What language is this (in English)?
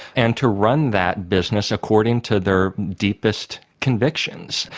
English